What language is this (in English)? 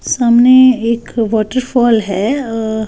Hindi